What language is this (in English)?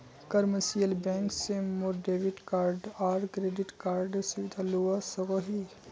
Magahi